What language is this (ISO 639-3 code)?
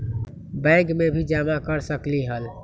mag